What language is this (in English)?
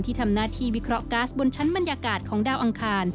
Thai